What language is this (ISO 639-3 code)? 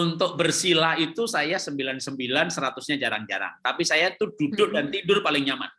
ind